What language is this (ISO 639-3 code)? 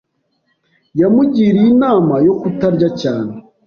kin